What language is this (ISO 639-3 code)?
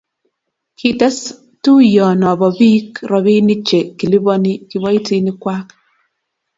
kln